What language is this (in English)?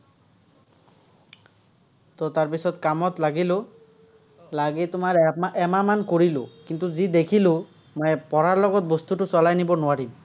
Assamese